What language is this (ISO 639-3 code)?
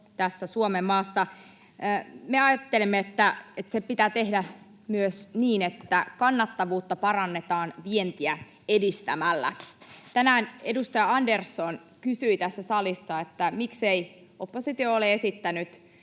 fin